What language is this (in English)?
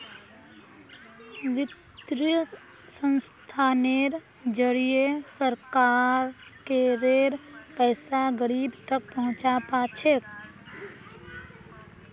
Magahi